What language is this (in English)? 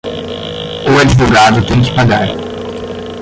Portuguese